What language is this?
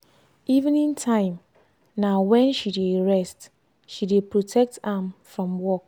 Nigerian Pidgin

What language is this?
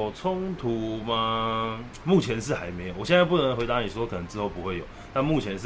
Chinese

